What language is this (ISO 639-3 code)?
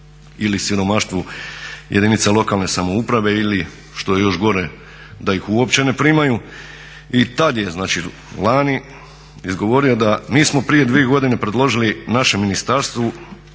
hrv